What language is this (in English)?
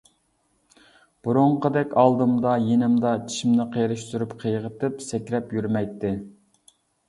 Uyghur